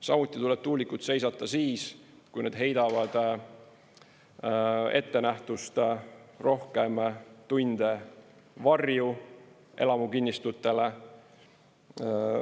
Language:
Estonian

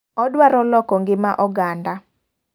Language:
Luo (Kenya and Tanzania)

